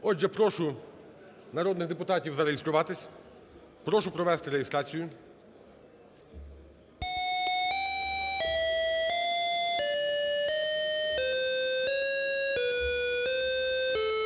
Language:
Ukrainian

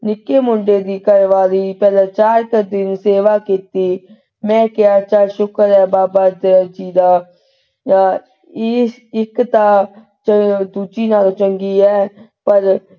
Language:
Punjabi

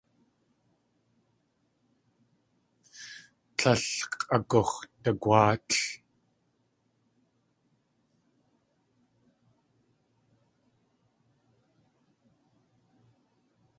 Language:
Tlingit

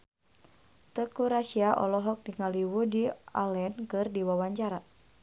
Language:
Sundanese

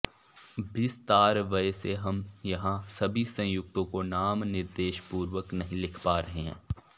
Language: Sanskrit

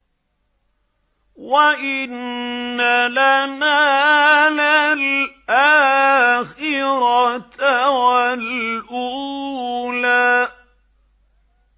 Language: Arabic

